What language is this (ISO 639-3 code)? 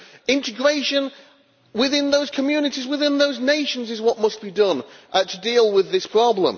eng